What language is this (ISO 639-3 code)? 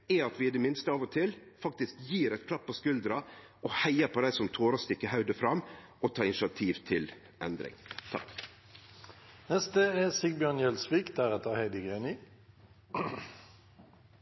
nno